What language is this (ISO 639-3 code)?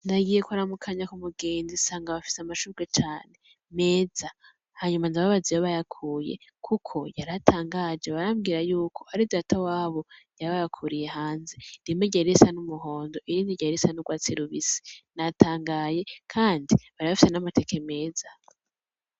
run